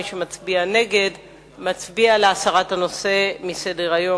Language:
Hebrew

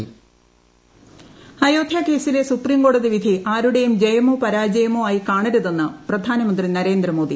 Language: Malayalam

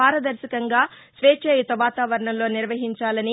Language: Telugu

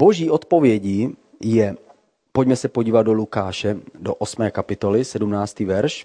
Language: Czech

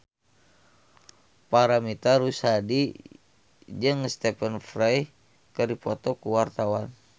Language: Sundanese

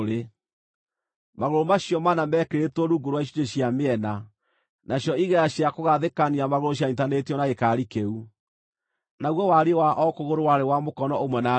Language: Kikuyu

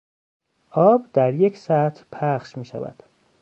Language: Persian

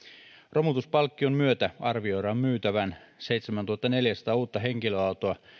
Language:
Finnish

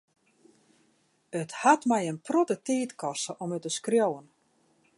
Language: Western Frisian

